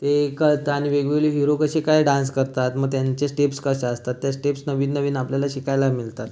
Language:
Marathi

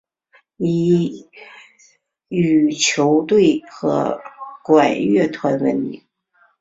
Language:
Chinese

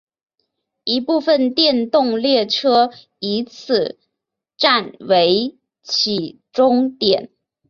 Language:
Chinese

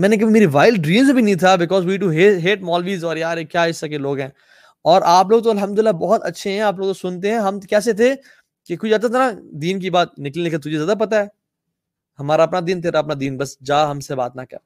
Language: Urdu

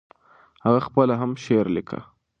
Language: Pashto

